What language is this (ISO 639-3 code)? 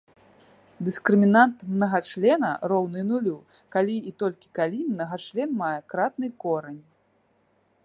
bel